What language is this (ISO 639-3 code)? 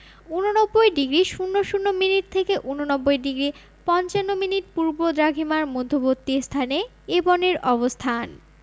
ben